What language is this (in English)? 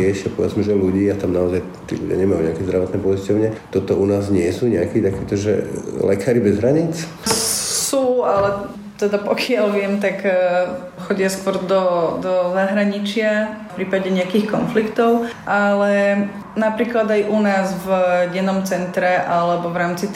Slovak